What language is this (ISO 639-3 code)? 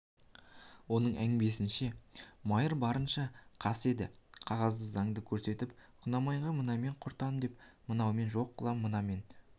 kaz